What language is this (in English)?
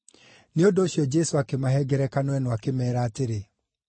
Kikuyu